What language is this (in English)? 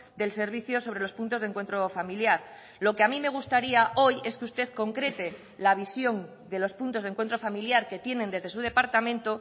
Spanish